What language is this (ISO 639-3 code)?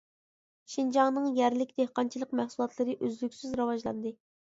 uig